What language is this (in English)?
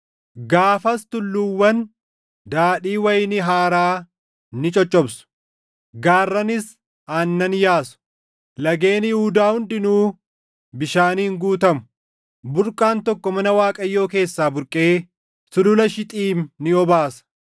Oromo